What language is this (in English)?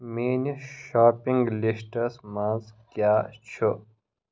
Kashmiri